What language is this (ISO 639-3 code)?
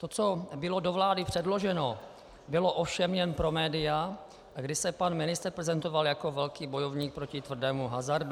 ces